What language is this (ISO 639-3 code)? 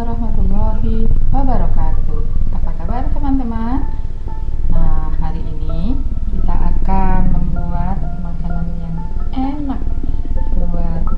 ind